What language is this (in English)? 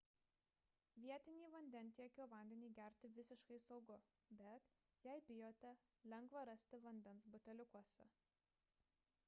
Lithuanian